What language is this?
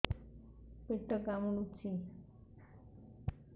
Odia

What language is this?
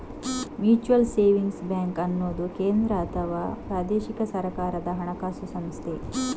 Kannada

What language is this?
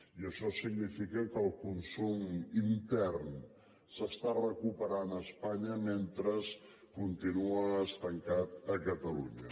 Catalan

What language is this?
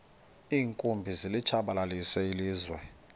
Xhosa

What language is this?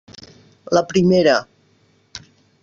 Catalan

